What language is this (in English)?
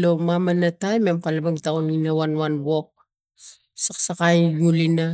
Tigak